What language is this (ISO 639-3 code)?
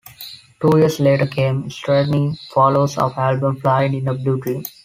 eng